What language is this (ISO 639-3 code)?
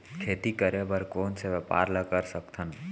hne